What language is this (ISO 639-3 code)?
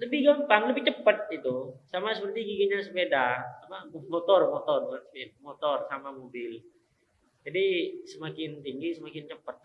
ind